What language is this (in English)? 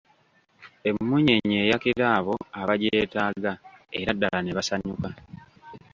Ganda